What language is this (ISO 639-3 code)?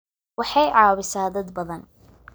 som